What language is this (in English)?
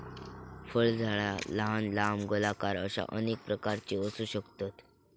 Marathi